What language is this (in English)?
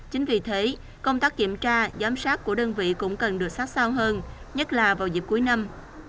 Vietnamese